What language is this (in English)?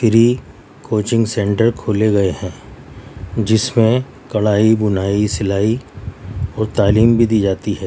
Urdu